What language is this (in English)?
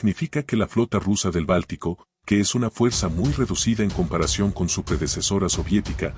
Spanish